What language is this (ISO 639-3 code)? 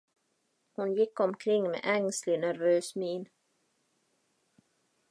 swe